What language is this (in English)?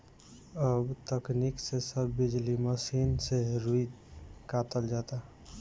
Bhojpuri